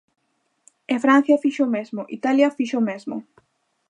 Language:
Galician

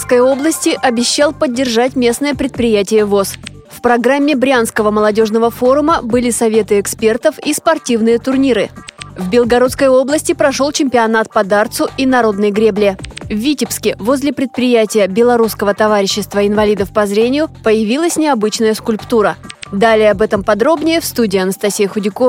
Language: Russian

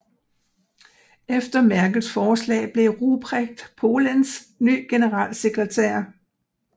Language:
Danish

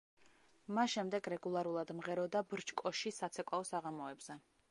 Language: Georgian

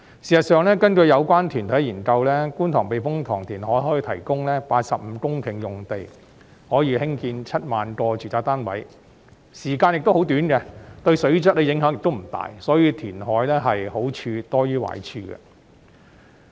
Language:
Cantonese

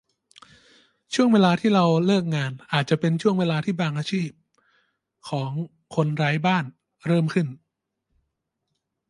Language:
Thai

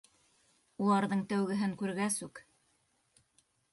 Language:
Bashkir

